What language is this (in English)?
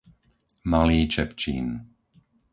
Slovak